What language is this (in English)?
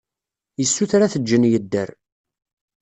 Kabyle